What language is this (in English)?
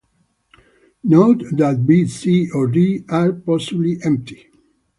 English